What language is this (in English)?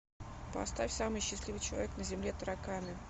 Russian